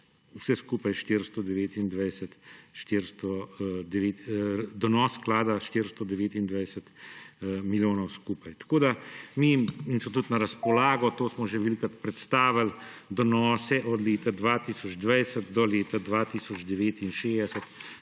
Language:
Slovenian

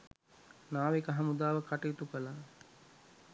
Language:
Sinhala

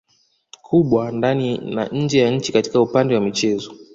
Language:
Swahili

